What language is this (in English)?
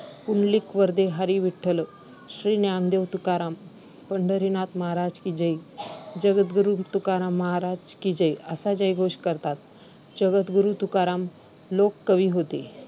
Marathi